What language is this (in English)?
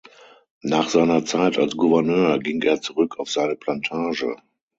German